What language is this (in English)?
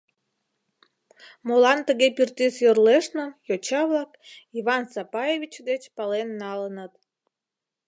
Mari